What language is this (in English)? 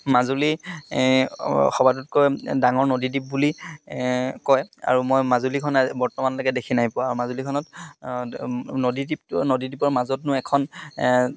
Assamese